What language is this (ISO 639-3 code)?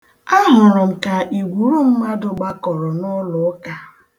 ibo